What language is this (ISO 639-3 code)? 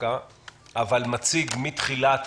heb